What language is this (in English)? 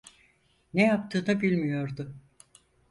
Turkish